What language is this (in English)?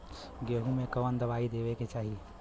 Bhojpuri